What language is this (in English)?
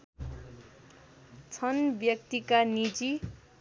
Nepali